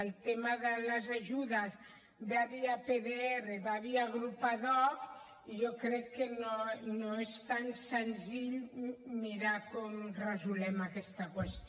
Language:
Catalan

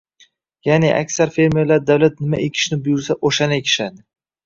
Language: Uzbek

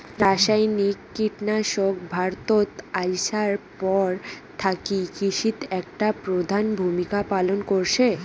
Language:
Bangla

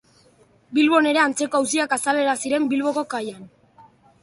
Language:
Basque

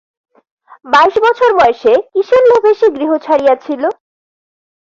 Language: Bangla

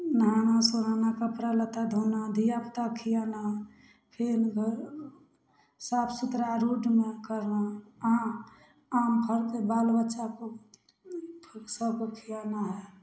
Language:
Maithili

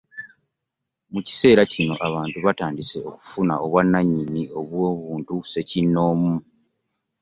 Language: Ganda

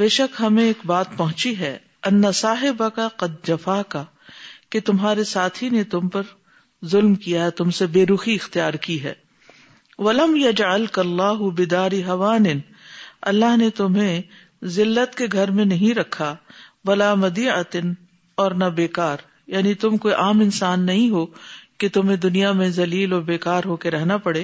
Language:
Urdu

